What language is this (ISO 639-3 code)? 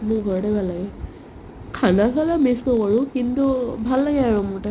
asm